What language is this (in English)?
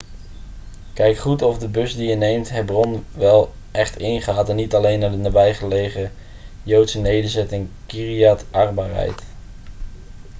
Dutch